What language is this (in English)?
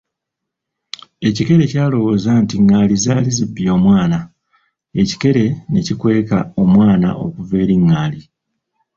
Ganda